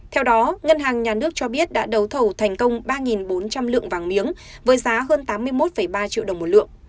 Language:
Vietnamese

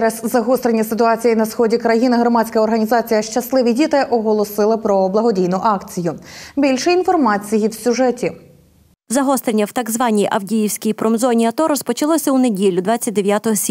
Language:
Ukrainian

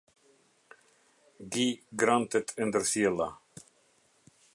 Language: Albanian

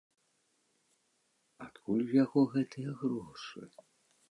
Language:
Belarusian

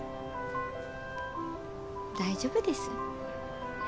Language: Japanese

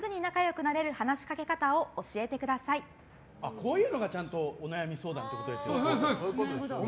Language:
Japanese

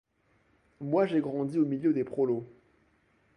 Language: French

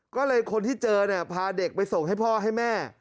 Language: Thai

